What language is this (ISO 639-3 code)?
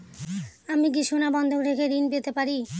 ben